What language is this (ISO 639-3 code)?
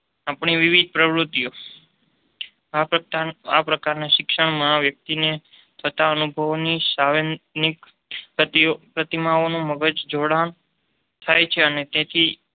guj